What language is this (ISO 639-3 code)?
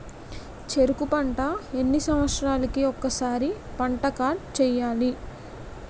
tel